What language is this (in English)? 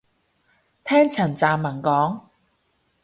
Cantonese